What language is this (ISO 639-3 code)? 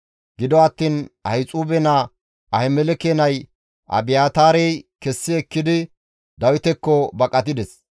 gmv